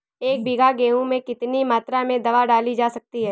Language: Hindi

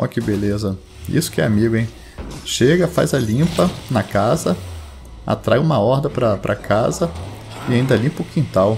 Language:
Portuguese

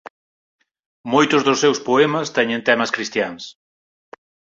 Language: Galician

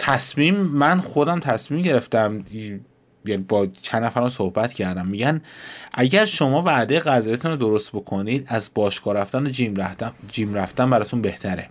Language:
Persian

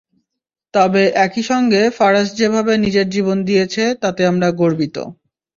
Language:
Bangla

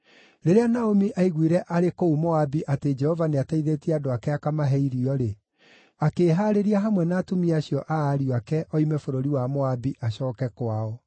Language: Kikuyu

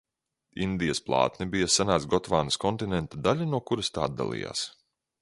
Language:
Latvian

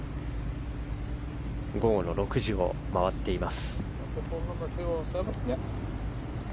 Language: Japanese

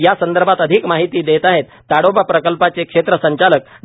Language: Marathi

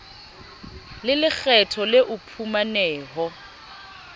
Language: Southern Sotho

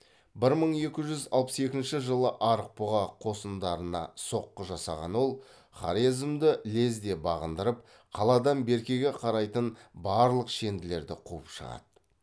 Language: Kazakh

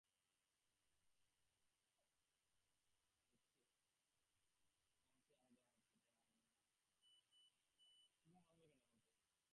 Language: Bangla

